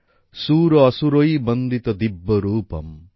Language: Bangla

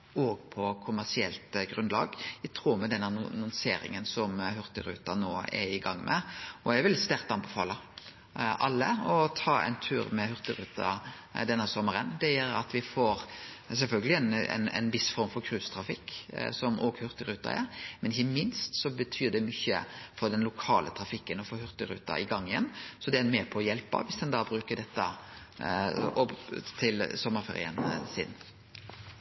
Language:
Norwegian Nynorsk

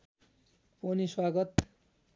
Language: Nepali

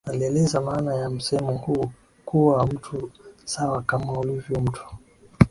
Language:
Swahili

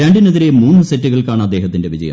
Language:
Malayalam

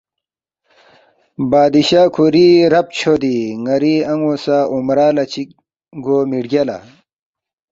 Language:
Balti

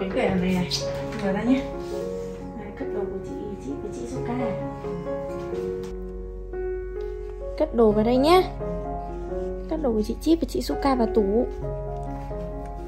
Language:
Vietnamese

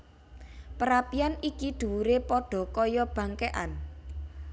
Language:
Javanese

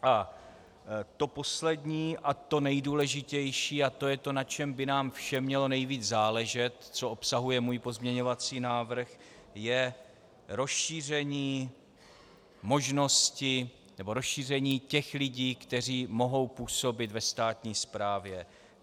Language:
Czech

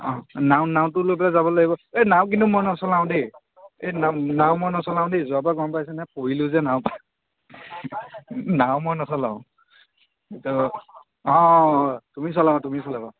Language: Assamese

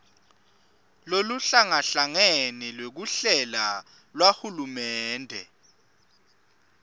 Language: Swati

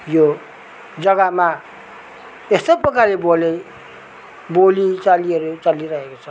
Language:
Nepali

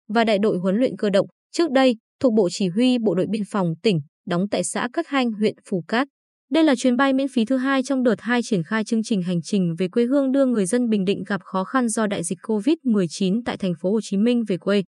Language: Vietnamese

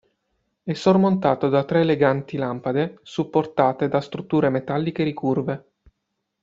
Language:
Italian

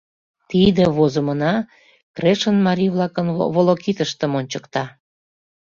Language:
Mari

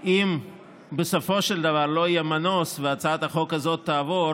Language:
Hebrew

